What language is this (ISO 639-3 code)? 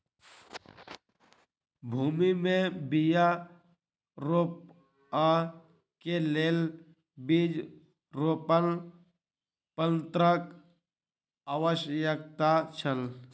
mai